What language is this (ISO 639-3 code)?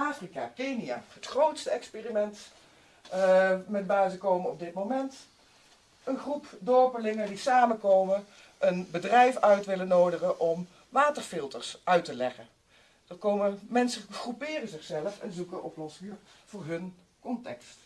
nld